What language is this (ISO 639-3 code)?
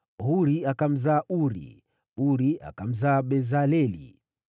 swa